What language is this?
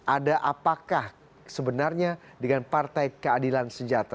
Indonesian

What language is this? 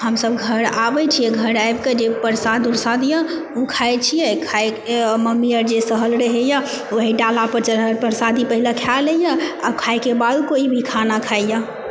Maithili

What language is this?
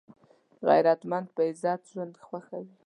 Pashto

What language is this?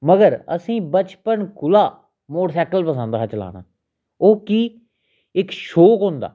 Dogri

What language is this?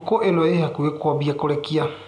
Kikuyu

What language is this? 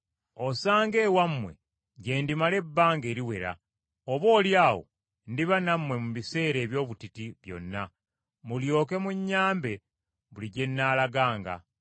Ganda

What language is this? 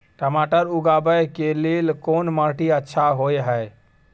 Maithili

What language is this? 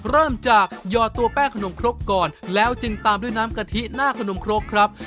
Thai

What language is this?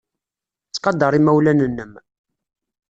Kabyle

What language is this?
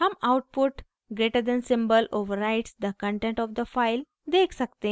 Hindi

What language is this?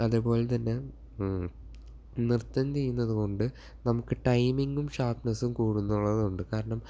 Malayalam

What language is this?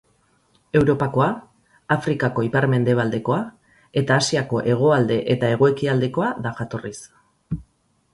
Basque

